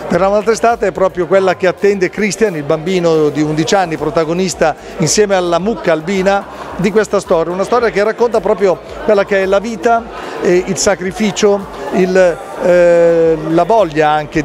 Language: Italian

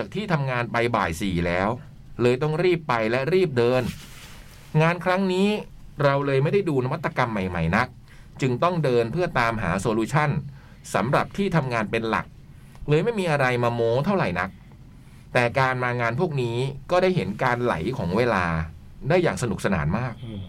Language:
Thai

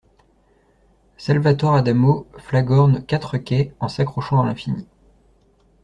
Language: French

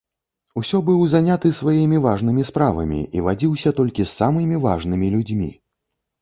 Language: Belarusian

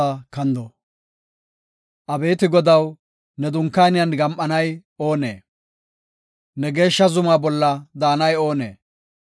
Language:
Gofa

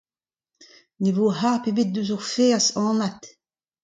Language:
Breton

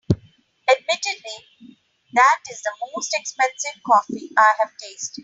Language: English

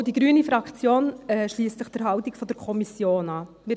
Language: Swiss German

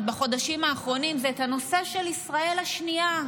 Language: Hebrew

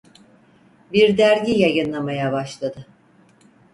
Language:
Turkish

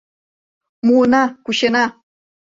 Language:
Mari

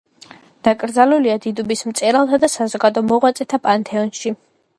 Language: Georgian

